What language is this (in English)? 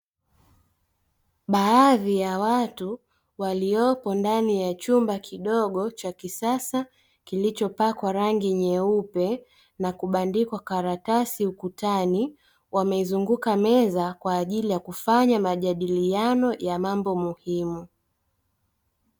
Swahili